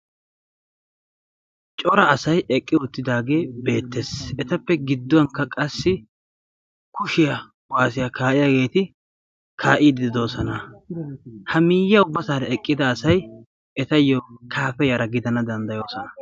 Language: Wolaytta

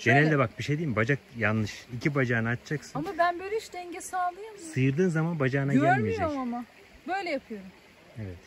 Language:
Turkish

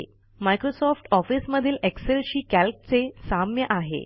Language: Marathi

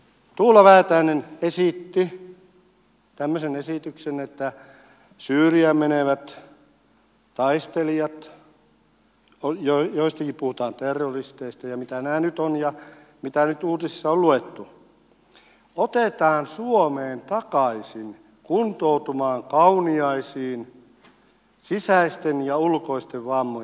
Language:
Finnish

